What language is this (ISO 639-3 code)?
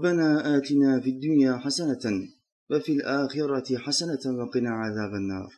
tur